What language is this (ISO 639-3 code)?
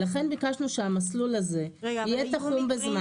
heb